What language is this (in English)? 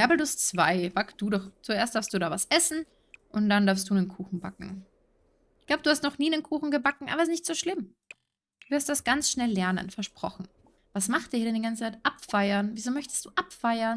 German